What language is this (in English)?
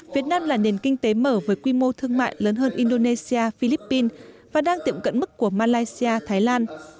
Vietnamese